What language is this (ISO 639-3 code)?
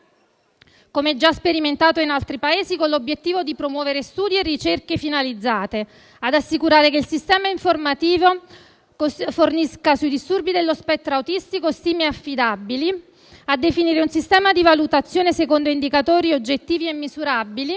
ita